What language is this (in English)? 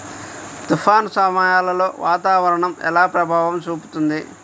Telugu